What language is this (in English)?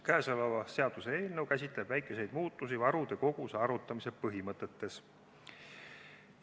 Estonian